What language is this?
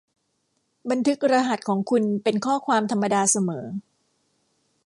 Thai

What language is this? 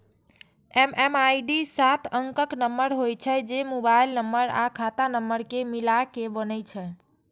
Maithili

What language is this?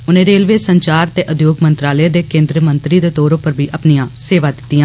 Dogri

